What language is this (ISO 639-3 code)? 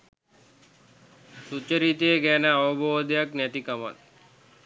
sin